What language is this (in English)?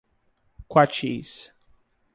Portuguese